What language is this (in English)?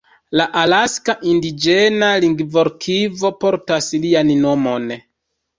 Esperanto